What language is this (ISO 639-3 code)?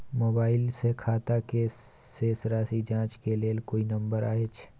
mai